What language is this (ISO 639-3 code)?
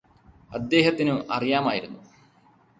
mal